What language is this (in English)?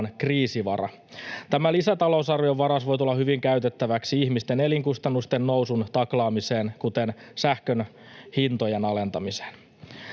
Finnish